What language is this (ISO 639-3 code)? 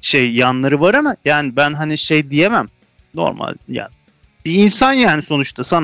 tur